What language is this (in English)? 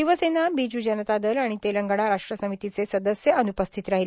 Marathi